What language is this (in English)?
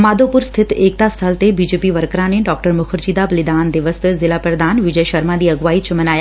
Punjabi